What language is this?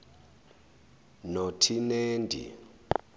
Zulu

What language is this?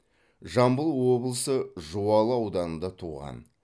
Kazakh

